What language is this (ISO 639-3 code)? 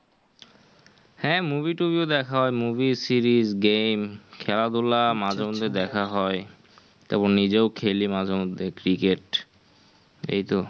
ben